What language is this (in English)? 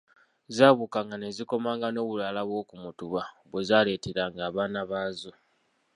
Ganda